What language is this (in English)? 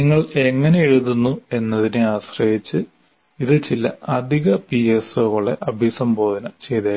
Malayalam